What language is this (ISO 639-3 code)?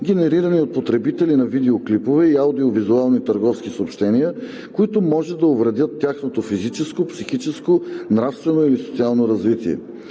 bul